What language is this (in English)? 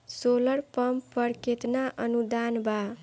Bhojpuri